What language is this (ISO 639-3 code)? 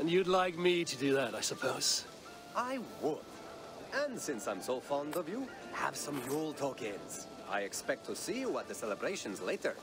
pol